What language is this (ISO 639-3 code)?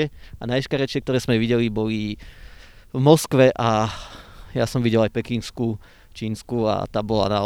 slk